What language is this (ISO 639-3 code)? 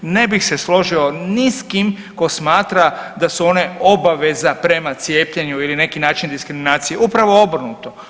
hrv